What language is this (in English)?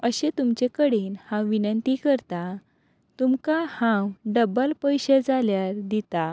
Konkani